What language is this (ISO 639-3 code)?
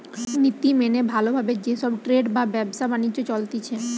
ben